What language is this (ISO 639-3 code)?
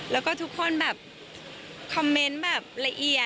tha